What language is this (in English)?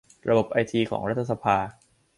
Thai